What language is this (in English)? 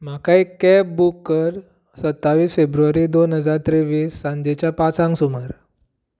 Konkani